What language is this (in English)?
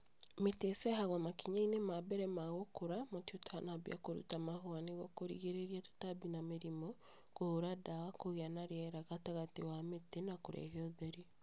Kikuyu